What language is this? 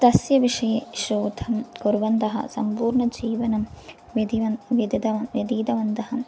Sanskrit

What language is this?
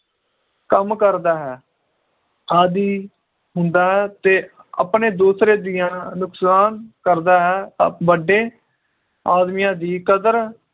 Punjabi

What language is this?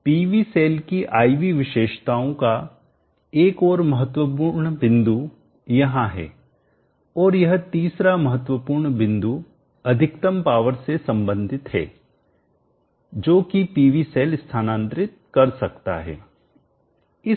Hindi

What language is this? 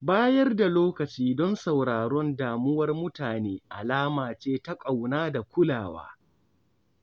Hausa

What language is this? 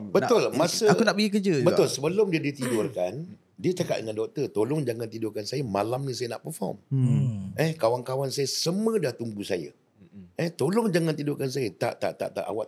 Malay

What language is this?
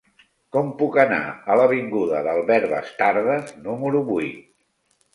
Catalan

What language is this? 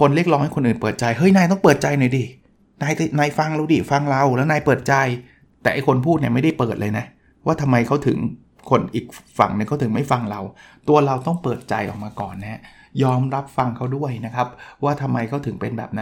Thai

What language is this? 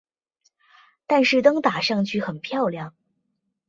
Chinese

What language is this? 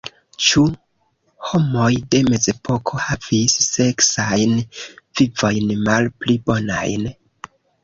Esperanto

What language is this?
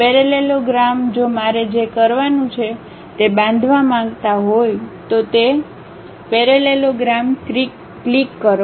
Gujarati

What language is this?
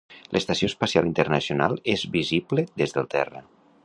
Catalan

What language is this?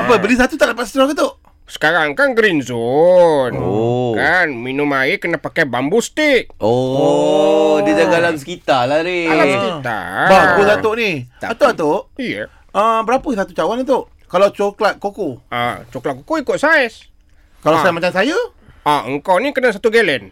Malay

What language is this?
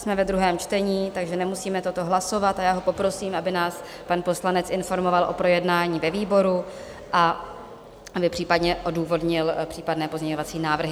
Czech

